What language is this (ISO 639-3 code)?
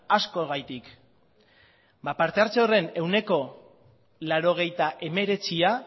eus